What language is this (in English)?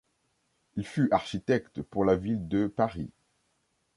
French